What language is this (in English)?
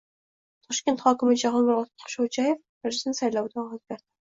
Uzbek